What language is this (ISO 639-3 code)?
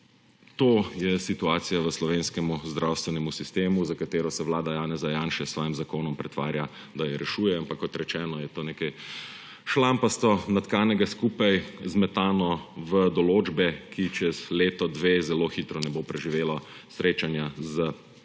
slv